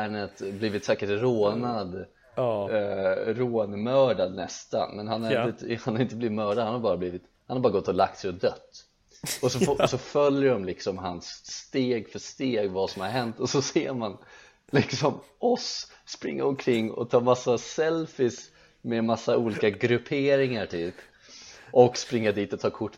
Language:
Swedish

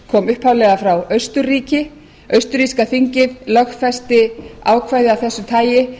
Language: Icelandic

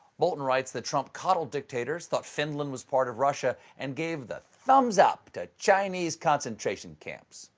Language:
English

